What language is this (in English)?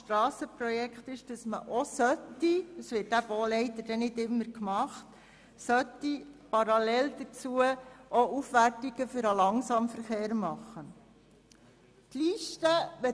Swiss German